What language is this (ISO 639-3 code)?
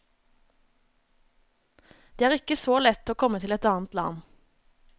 nor